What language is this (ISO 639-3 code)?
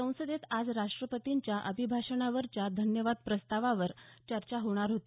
mar